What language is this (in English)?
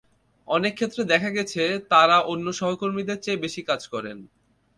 Bangla